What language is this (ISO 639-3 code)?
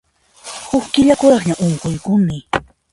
qxp